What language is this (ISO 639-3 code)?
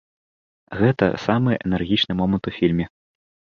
bel